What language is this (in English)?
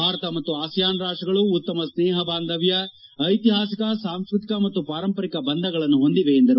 Kannada